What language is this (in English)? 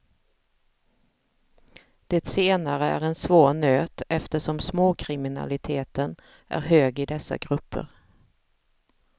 Swedish